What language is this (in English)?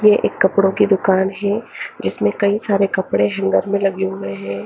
Hindi